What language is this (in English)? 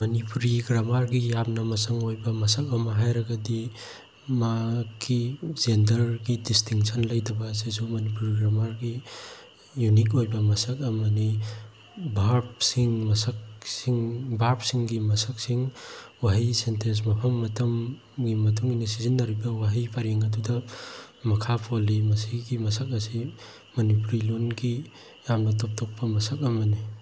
Manipuri